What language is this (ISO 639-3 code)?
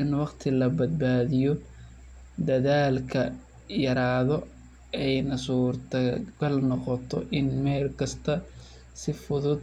som